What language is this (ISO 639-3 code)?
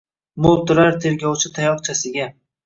uzb